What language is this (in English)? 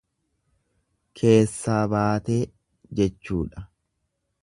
Oromo